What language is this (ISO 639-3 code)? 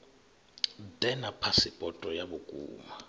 ven